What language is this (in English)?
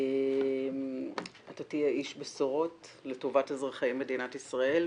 Hebrew